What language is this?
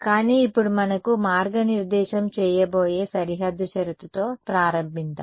Telugu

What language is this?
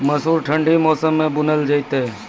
Maithili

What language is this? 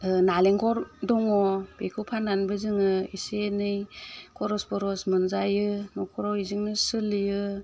Bodo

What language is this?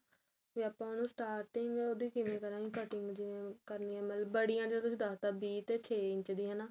Punjabi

